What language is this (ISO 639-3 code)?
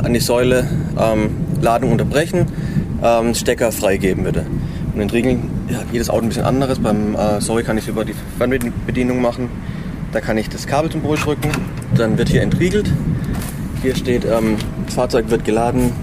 deu